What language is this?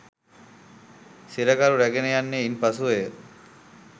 Sinhala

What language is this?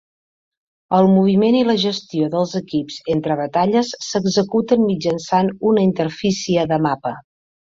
Catalan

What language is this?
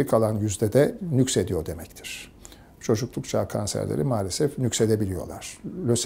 Turkish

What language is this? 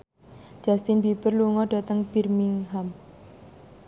Javanese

